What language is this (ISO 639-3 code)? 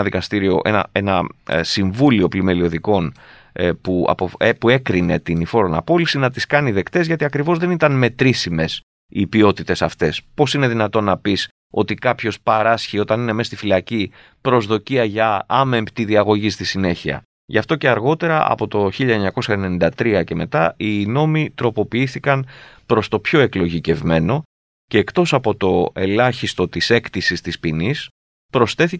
ell